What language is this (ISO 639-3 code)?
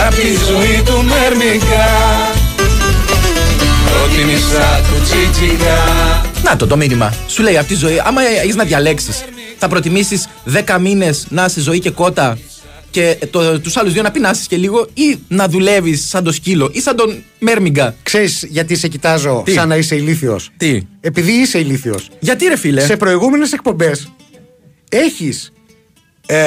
ell